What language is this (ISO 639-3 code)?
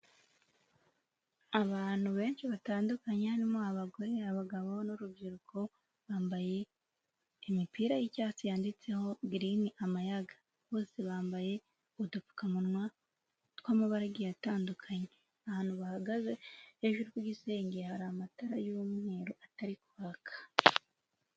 kin